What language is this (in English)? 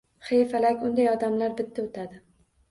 Uzbek